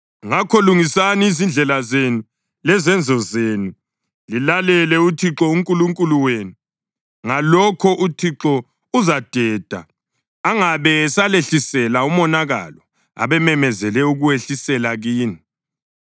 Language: North Ndebele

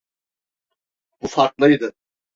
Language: Turkish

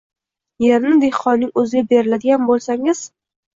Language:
Uzbek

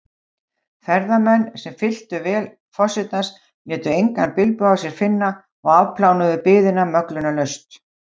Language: Icelandic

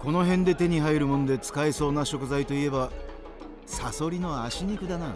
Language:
Japanese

